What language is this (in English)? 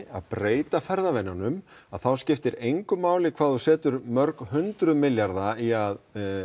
Icelandic